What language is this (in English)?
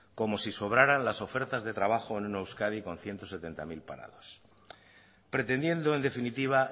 Spanish